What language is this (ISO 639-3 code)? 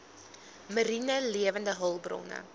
afr